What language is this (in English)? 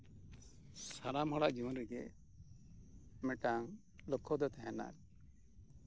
Santali